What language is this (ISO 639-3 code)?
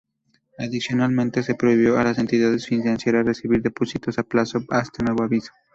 spa